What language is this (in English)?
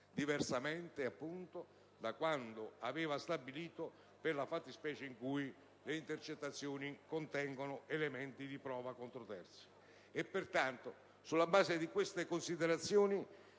Italian